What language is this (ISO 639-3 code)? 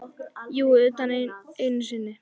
isl